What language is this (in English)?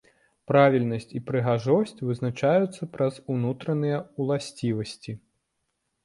Belarusian